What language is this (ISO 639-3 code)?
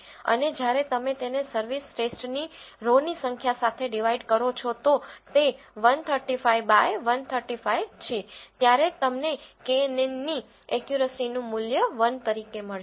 guj